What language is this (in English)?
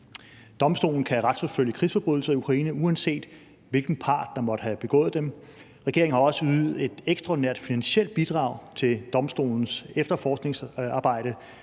Danish